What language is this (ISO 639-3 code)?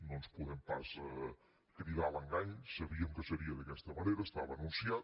cat